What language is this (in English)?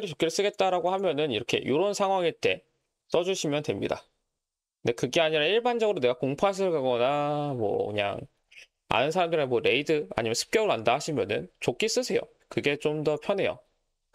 Korean